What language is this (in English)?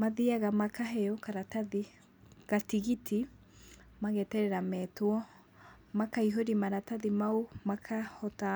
Kikuyu